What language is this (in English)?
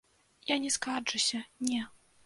Belarusian